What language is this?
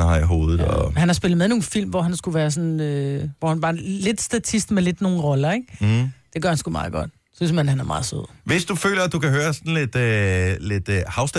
Danish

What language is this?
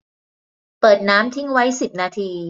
Thai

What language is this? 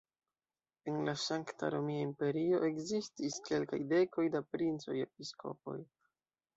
Esperanto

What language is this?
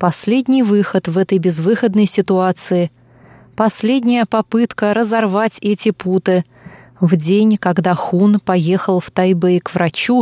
Russian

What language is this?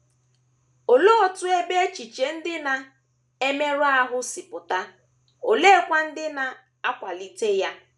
Igbo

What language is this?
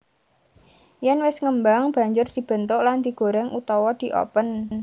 Javanese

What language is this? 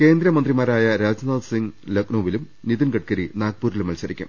Malayalam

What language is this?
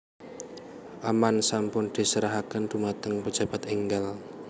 Javanese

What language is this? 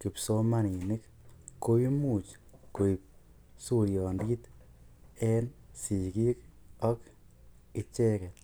Kalenjin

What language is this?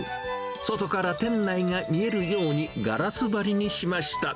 Japanese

